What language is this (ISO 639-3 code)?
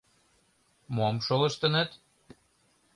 chm